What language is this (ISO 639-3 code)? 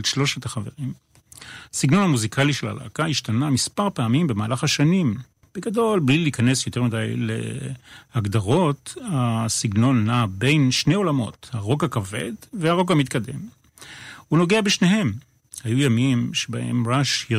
heb